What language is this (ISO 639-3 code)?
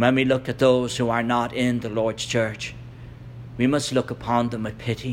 eng